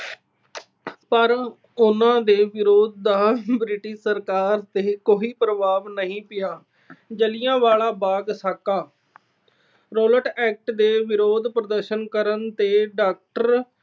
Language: Punjabi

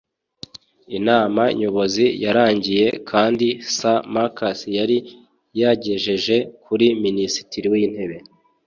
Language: Kinyarwanda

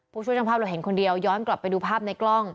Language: Thai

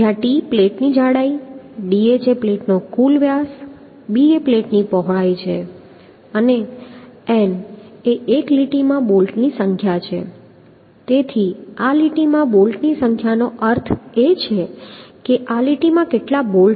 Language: Gujarati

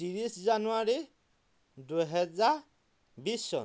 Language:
Assamese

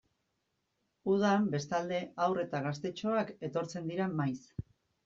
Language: Basque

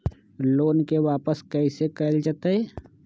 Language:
Magahi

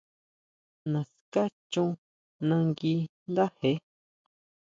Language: Huautla Mazatec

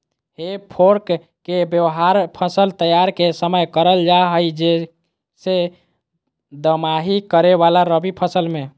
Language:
Magahi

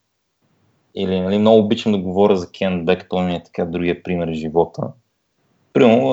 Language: Bulgarian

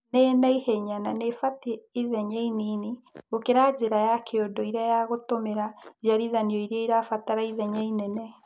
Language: Kikuyu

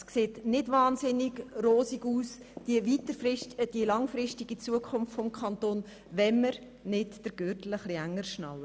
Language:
Swiss German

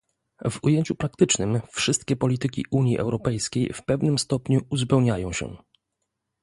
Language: Polish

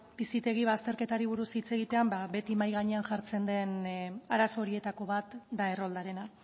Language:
Basque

